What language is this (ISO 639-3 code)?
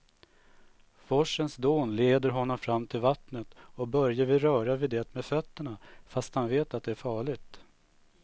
swe